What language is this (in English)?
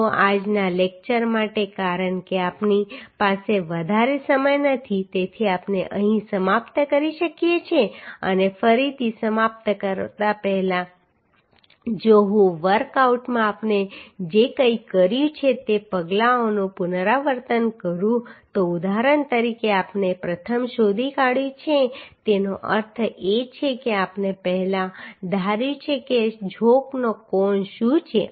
Gujarati